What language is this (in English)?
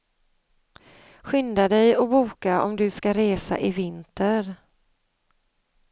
Swedish